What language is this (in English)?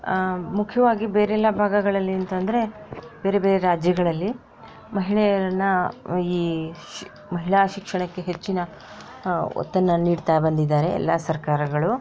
Kannada